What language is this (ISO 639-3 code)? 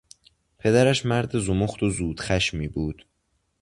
fas